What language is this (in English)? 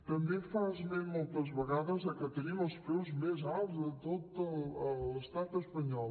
Catalan